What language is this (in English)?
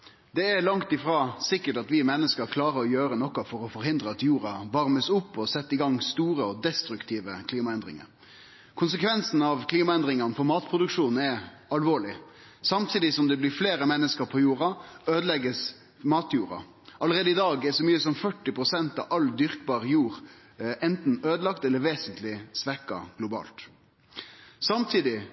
Norwegian Nynorsk